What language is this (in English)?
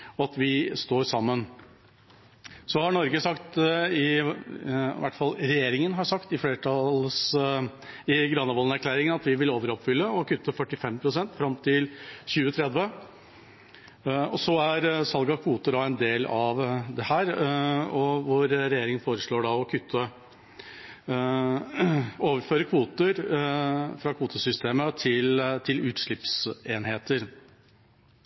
Norwegian Bokmål